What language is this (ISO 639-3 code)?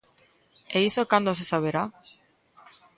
glg